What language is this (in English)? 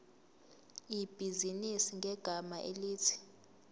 Zulu